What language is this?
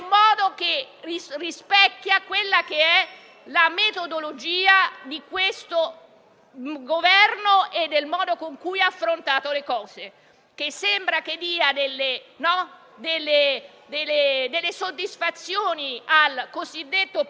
Italian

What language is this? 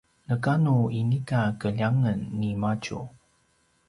Paiwan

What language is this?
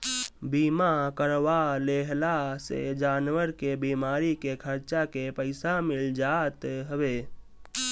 Bhojpuri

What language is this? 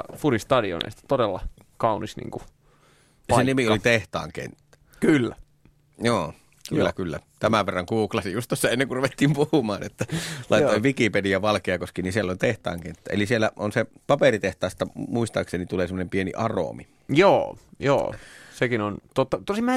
Finnish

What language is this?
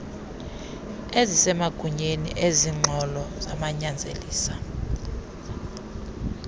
Xhosa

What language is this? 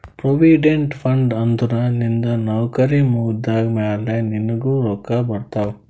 Kannada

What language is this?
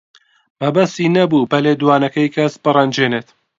Central Kurdish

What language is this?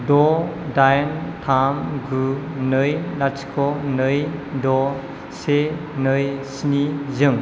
Bodo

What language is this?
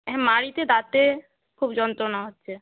Bangla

